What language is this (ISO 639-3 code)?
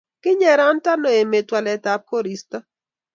kln